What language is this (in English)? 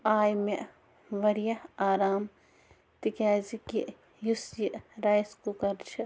Kashmiri